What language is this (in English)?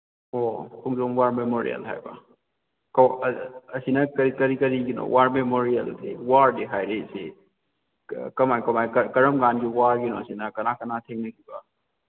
Manipuri